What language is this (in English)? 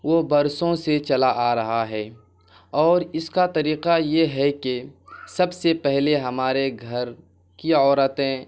Urdu